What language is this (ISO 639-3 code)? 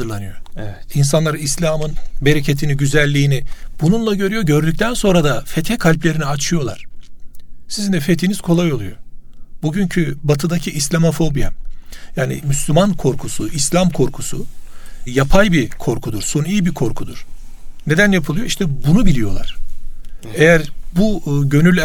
tur